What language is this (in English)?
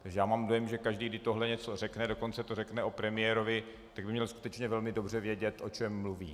Czech